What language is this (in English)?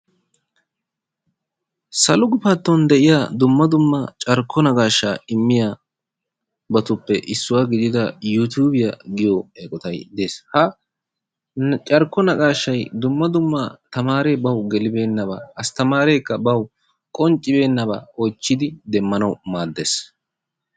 Wolaytta